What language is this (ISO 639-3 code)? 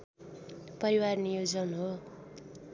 nep